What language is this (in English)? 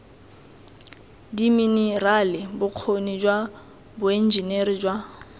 Tswana